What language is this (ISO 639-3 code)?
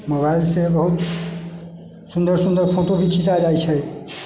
mai